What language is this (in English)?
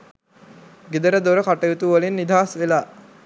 Sinhala